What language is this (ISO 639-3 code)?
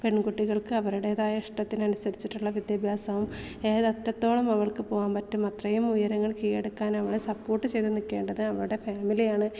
mal